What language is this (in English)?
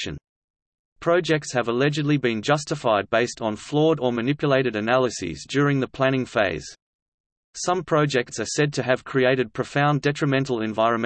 English